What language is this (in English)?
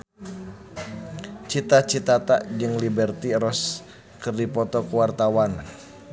Sundanese